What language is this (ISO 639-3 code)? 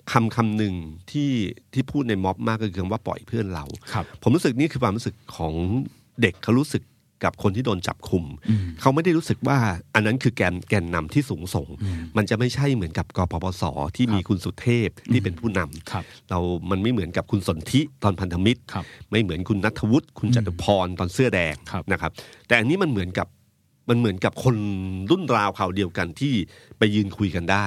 tha